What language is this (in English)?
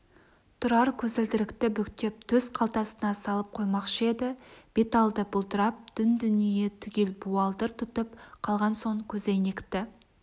Kazakh